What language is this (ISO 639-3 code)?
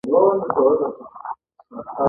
pus